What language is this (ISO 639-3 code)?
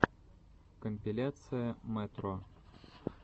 rus